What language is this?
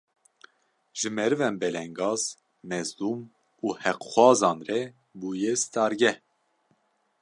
Kurdish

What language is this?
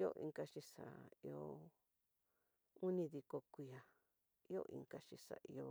Tidaá Mixtec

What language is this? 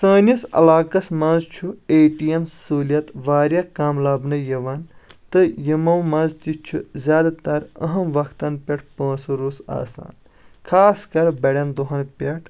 Kashmiri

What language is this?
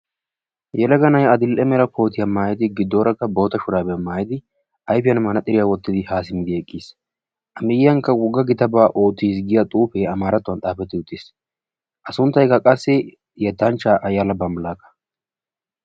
Wolaytta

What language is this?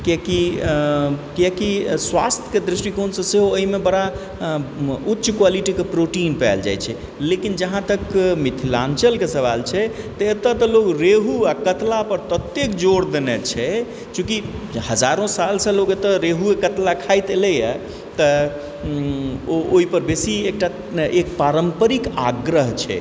Maithili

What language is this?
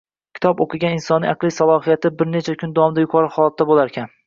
Uzbek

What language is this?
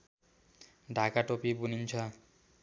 Nepali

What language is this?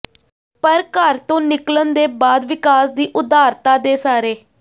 Punjabi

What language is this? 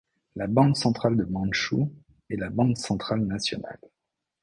French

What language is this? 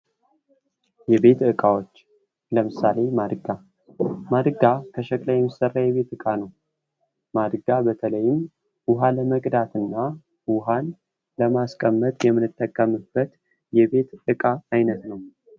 Amharic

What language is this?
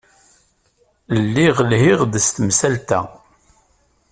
Kabyle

